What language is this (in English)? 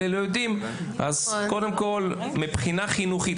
Hebrew